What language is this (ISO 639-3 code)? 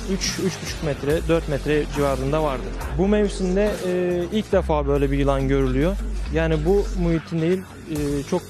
tur